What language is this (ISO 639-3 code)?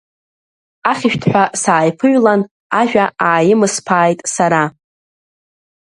abk